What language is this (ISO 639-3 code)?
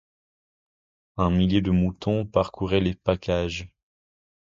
fra